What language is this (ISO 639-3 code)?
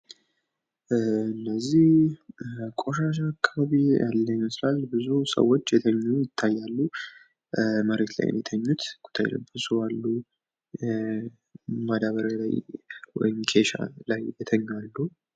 amh